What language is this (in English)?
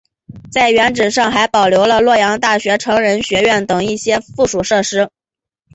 Chinese